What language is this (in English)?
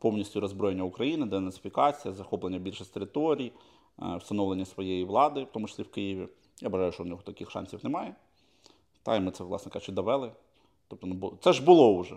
Ukrainian